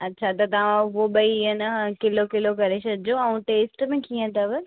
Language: Sindhi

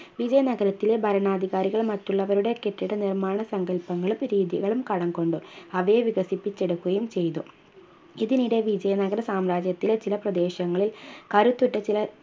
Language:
Malayalam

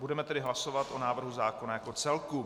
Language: Czech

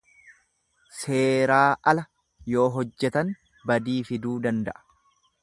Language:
Oromo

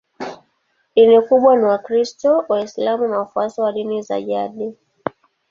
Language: Swahili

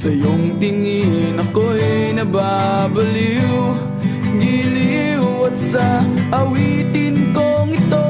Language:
Indonesian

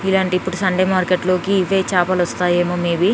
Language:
Telugu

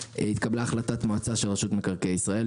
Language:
Hebrew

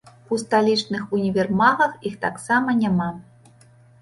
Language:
Belarusian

